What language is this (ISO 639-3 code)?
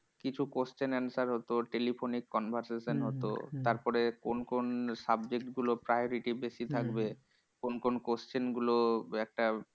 ben